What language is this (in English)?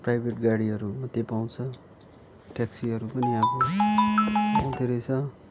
Nepali